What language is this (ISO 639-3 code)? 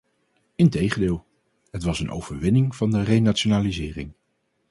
nld